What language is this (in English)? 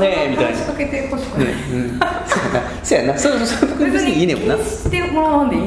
Japanese